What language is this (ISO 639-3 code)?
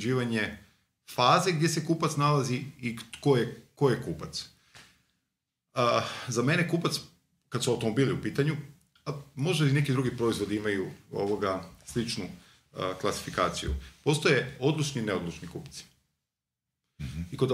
hrv